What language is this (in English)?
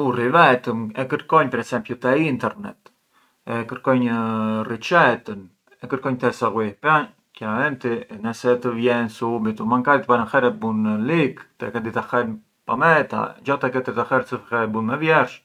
Arbëreshë Albanian